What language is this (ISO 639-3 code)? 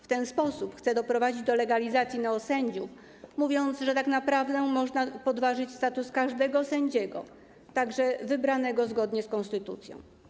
pol